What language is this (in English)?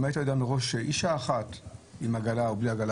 Hebrew